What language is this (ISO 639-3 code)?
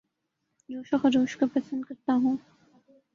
urd